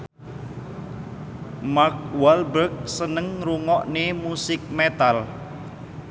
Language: Javanese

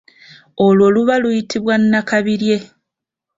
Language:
Ganda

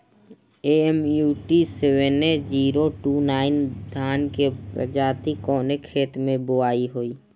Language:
Bhojpuri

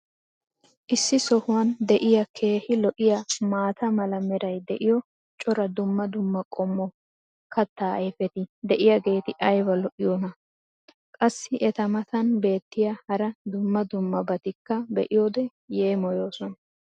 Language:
Wolaytta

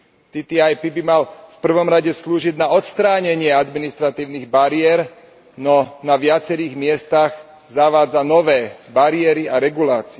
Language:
Slovak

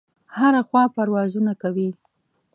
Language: Pashto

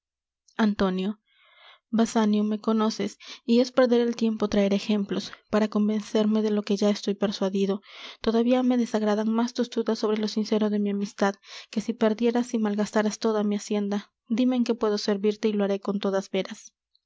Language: Spanish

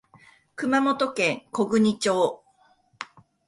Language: Japanese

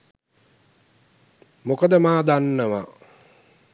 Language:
Sinhala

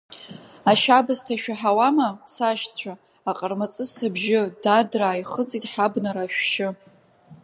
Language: Abkhazian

